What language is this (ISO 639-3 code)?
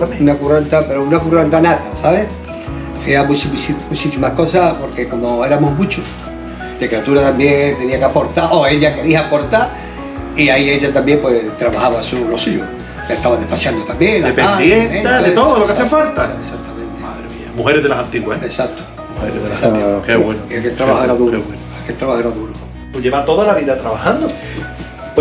spa